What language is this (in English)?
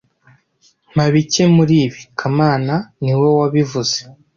Kinyarwanda